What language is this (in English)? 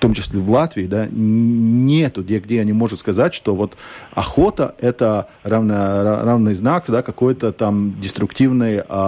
Russian